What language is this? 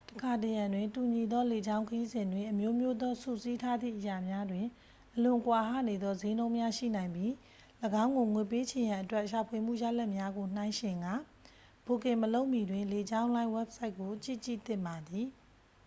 Burmese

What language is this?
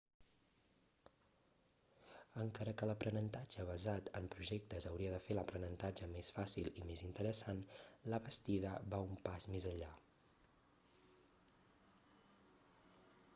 Catalan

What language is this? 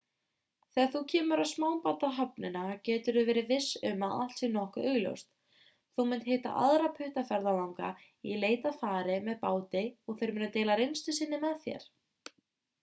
Icelandic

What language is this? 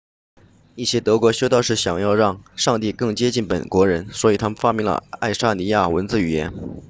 Chinese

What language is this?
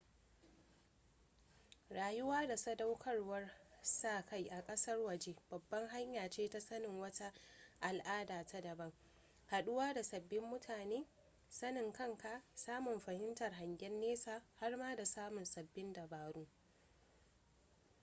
Hausa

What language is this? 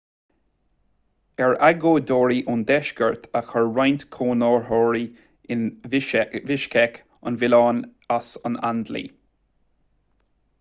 Irish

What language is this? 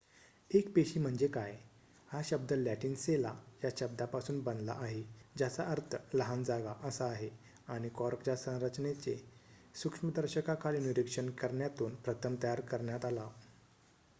Marathi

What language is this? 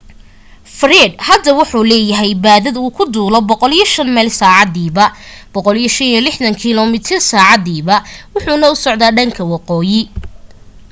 Somali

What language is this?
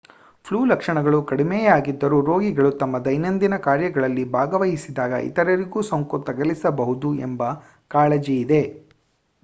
Kannada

